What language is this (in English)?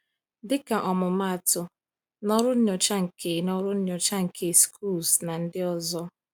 Igbo